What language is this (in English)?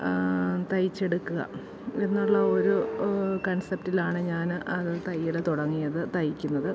Malayalam